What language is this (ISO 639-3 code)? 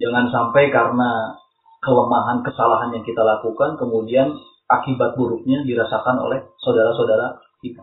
ind